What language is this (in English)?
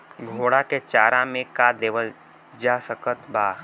Bhojpuri